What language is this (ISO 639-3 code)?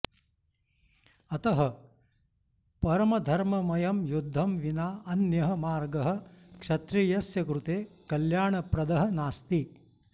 san